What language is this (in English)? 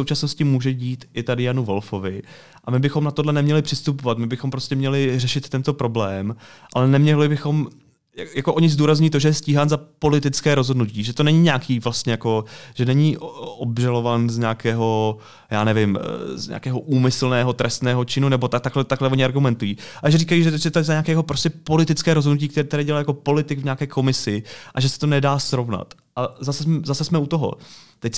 Czech